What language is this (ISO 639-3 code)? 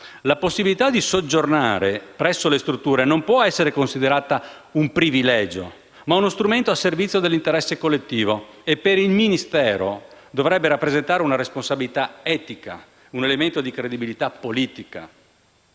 ita